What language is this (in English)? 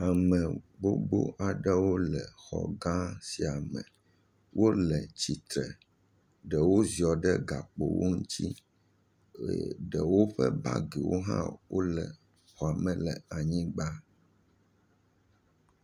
Ewe